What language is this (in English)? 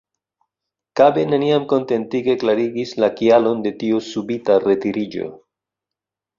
Esperanto